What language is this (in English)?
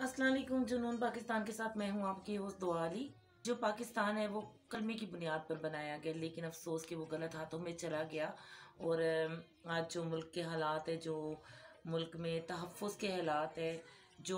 Hindi